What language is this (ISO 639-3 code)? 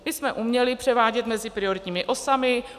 ces